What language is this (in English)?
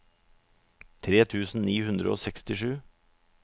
Norwegian